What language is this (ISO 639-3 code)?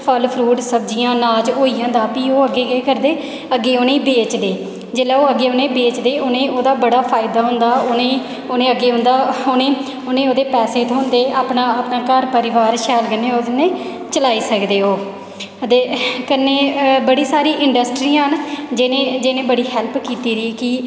doi